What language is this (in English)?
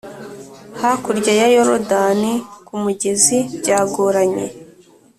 Kinyarwanda